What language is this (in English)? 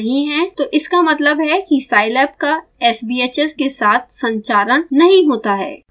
Hindi